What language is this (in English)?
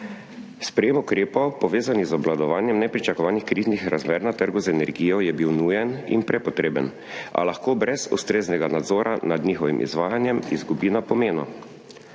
Slovenian